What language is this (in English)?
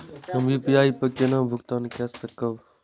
Maithili